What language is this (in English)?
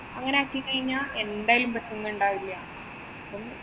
Malayalam